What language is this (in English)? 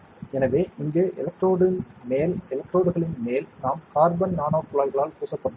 Tamil